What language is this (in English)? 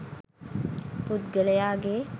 Sinhala